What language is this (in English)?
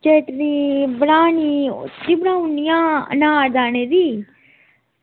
Dogri